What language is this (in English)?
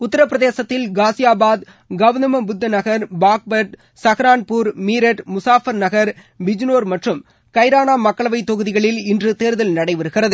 Tamil